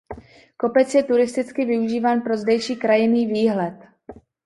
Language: Czech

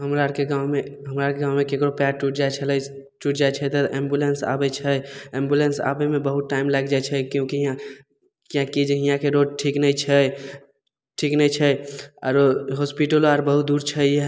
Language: Maithili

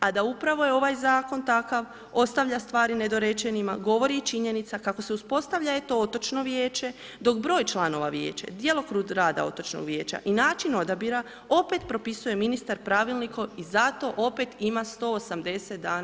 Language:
Croatian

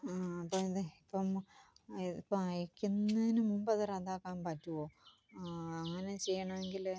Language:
Malayalam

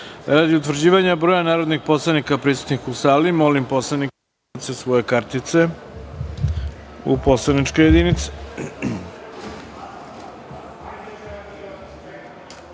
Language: Serbian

